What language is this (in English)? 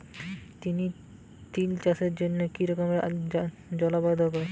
Bangla